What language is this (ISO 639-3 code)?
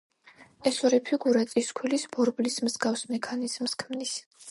kat